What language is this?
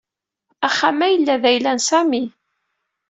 Kabyle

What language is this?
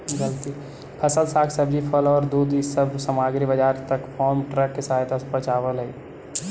Magahi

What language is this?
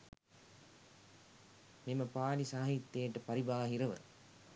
Sinhala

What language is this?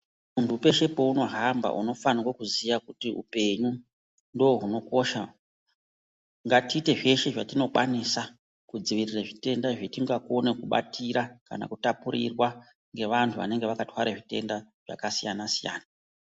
Ndau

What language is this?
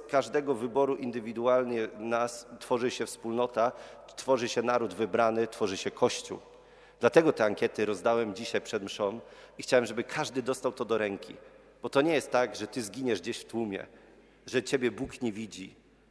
Polish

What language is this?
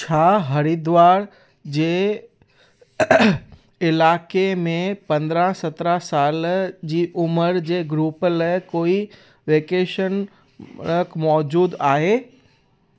Sindhi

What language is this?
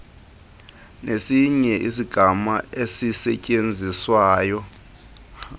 Xhosa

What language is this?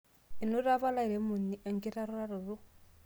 Masai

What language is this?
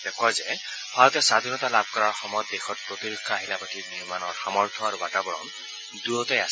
Assamese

